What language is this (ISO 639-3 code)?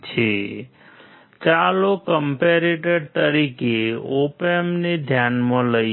guj